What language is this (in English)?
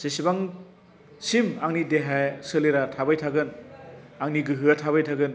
Bodo